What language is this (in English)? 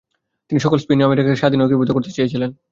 Bangla